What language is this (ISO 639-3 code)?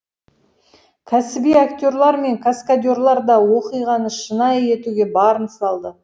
kaz